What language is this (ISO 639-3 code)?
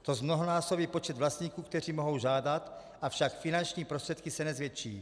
ces